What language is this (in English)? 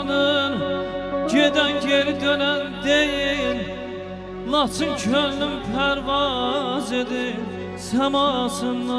Turkish